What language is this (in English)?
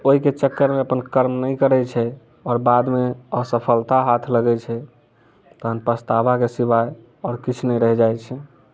Maithili